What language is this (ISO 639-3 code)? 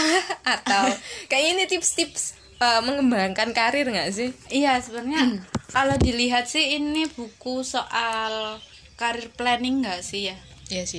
ind